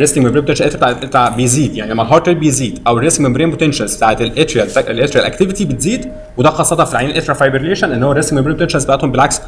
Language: Arabic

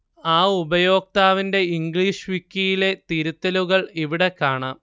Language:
Malayalam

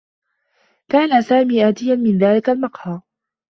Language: Arabic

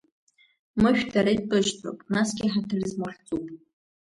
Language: Abkhazian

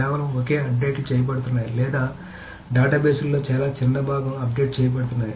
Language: Telugu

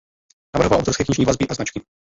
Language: Czech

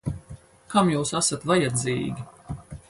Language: Latvian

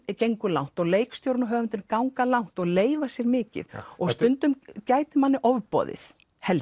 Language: Icelandic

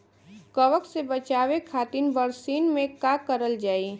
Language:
Bhojpuri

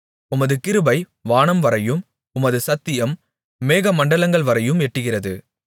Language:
Tamil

